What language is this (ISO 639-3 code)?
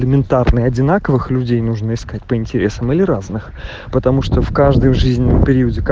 rus